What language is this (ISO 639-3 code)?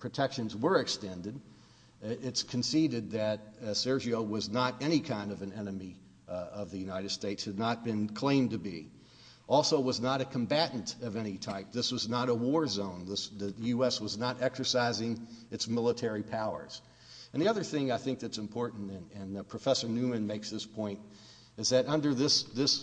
eng